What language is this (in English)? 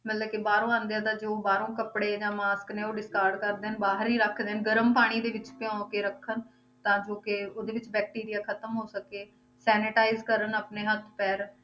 Punjabi